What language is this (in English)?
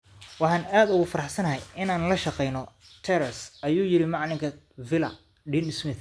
Somali